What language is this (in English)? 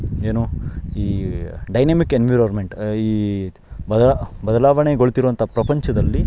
Kannada